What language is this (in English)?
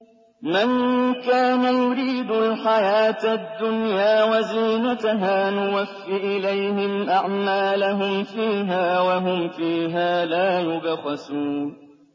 Arabic